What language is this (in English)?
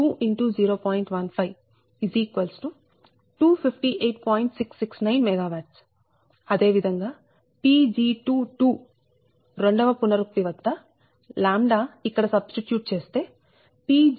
Telugu